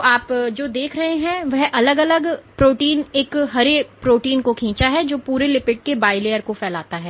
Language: Hindi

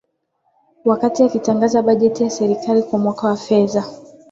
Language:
Swahili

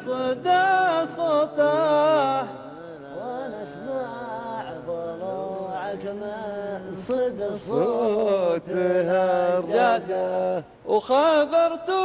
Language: Arabic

